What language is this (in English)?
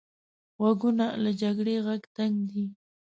Pashto